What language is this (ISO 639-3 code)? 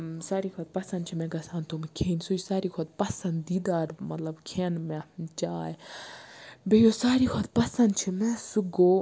kas